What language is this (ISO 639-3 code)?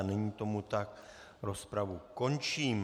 ces